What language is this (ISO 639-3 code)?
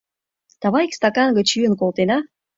chm